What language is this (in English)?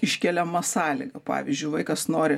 Lithuanian